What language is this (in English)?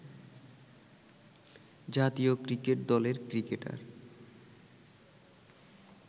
Bangla